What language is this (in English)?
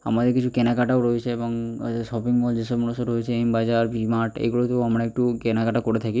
Bangla